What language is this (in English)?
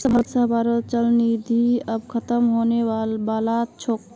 Magahi